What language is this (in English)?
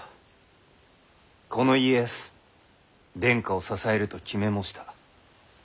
Japanese